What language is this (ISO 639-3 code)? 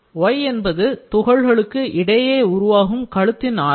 tam